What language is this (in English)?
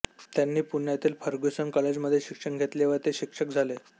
Marathi